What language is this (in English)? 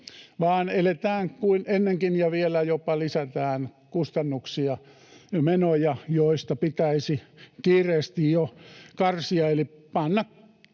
Finnish